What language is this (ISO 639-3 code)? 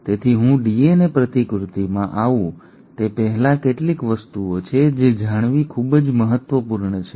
guj